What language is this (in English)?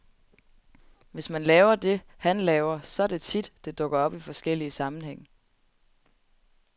Danish